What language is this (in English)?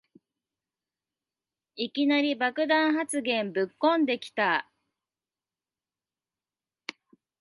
Japanese